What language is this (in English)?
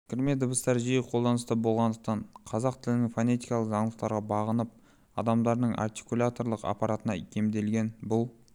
Kazakh